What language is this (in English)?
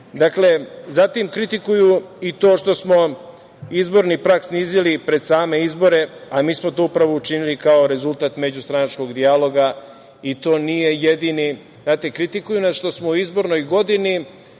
Serbian